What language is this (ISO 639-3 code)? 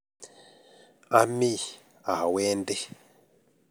kln